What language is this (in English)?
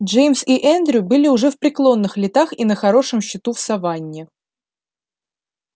Russian